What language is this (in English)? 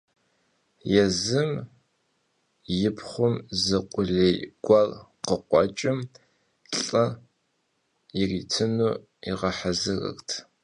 Kabardian